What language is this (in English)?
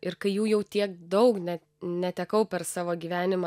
Lithuanian